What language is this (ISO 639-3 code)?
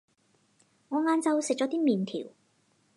yue